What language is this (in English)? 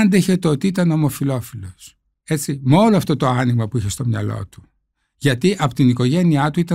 Greek